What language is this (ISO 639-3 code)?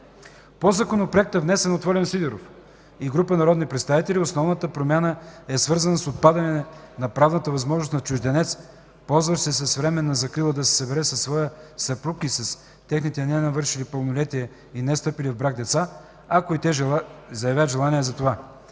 bul